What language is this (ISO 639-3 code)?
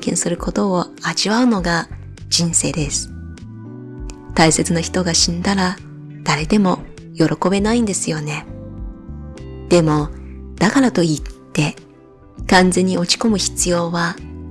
jpn